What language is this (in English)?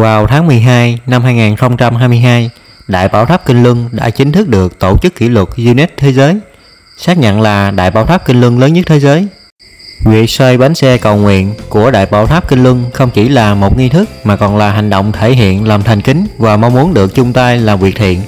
Vietnamese